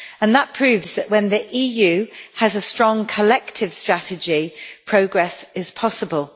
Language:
English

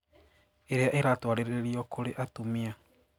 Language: Kikuyu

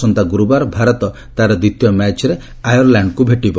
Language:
Odia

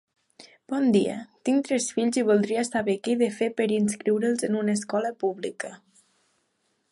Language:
Catalan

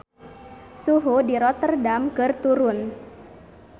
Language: Sundanese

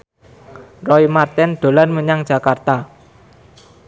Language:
Javanese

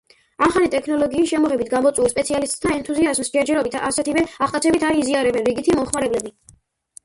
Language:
Georgian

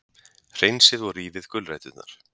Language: Icelandic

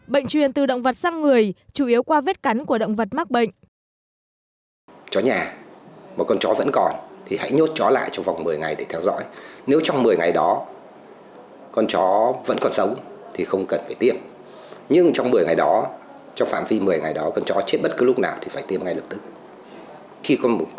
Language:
Vietnamese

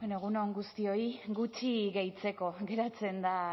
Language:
Basque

